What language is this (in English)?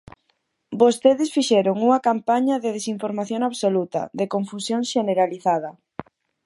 Galician